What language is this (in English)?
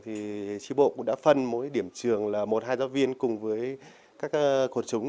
Vietnamese